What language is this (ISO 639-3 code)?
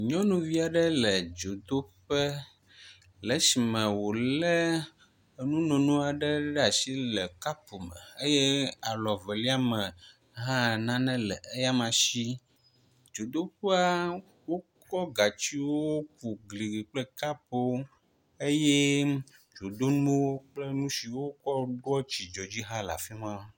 ewe